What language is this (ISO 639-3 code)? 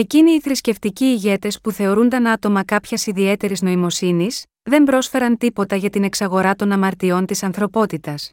ell